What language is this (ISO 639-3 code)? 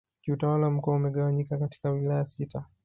swa